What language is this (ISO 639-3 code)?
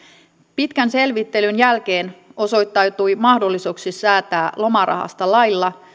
fin